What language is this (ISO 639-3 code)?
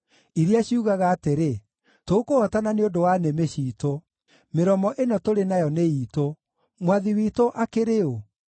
kik